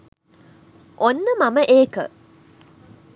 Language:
Sinhala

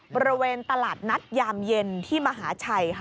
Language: Thai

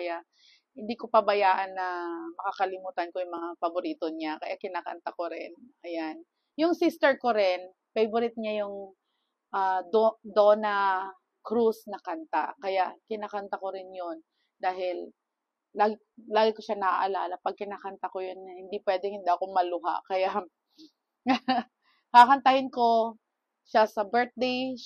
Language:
Filipino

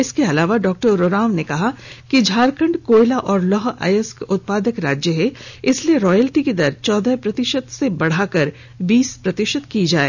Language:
Hindi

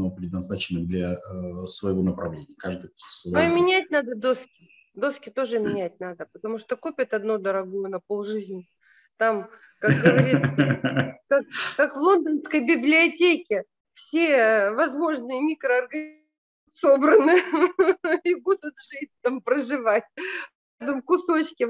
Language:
Russian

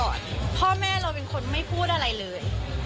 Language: Thai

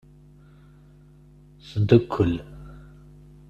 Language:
Kabyle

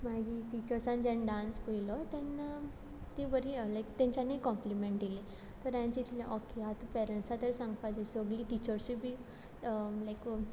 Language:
Konkani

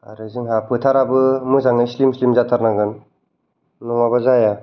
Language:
Bodo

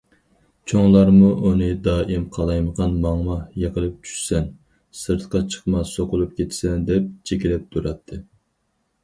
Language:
Uyghur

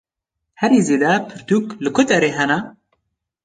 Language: Kurdish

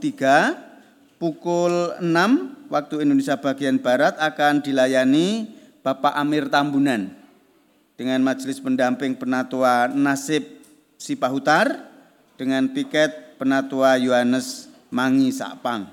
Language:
Indonesian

